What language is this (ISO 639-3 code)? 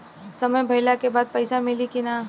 bho